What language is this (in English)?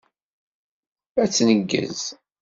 Kabyle